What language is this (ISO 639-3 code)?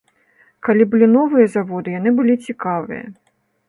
bel